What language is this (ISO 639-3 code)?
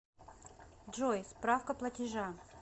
rus